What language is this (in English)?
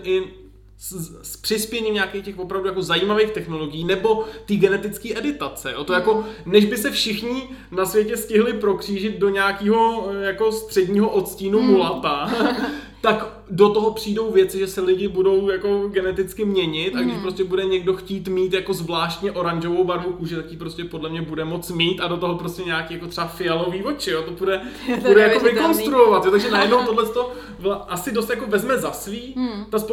Czech